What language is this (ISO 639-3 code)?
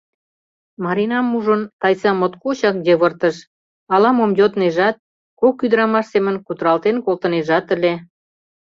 chm